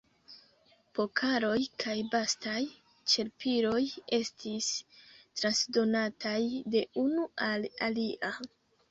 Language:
Esperanto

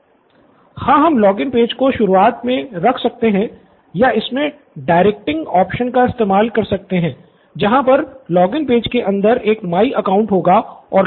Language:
Hindi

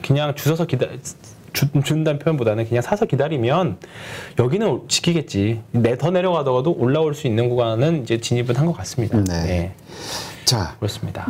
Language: Korean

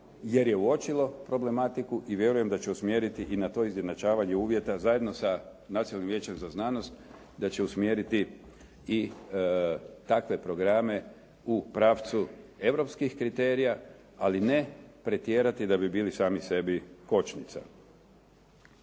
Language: Croatian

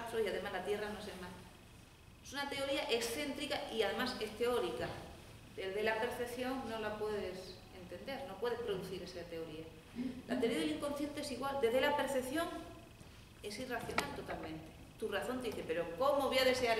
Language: Spanish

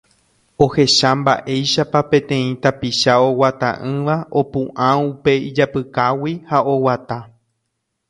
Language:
Guarani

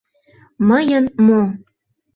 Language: Mari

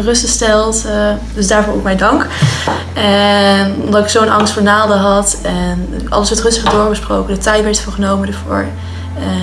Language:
Dutch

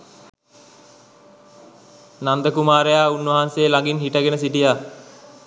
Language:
Sinhala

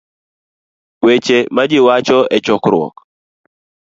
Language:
Luo (Kenya and Tanzania)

